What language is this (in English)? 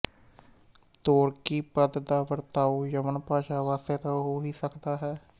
Punjabi